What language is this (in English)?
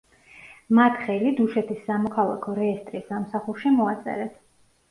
Georgian